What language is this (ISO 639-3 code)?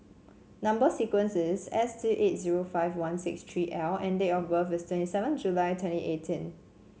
eng